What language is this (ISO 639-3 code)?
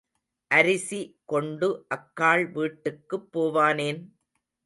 tam